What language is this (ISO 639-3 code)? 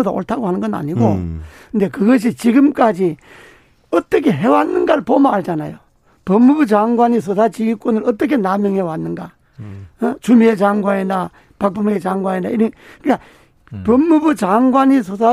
kor